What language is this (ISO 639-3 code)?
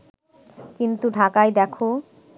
ben